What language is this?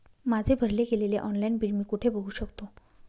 Marathi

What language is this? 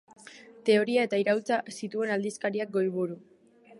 Basque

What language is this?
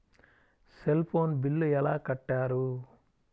Telugu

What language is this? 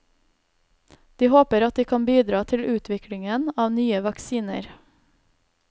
Norwegian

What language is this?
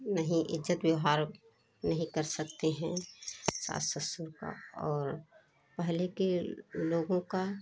Hindi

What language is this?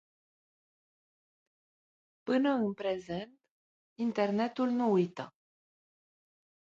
Romanian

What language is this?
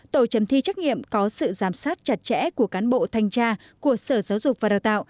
Vietnamese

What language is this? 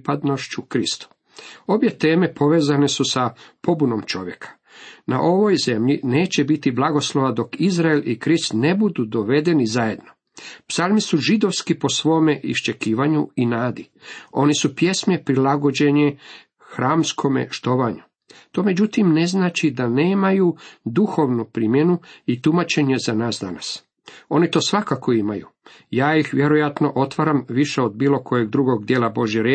Croatian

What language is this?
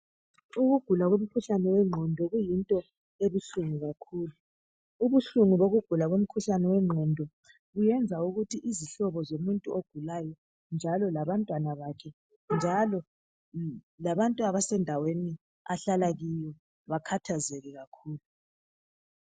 North Ndebele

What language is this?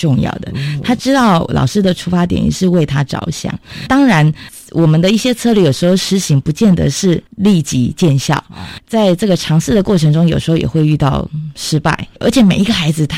Chinese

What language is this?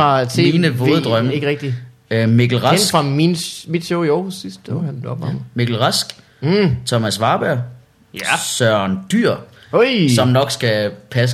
Danish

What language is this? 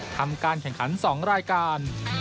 Thai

